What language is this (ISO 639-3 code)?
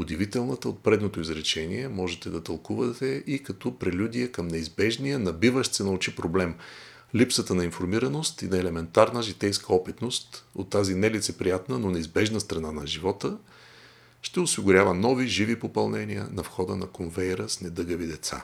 bul